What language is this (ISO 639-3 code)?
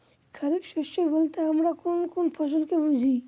ben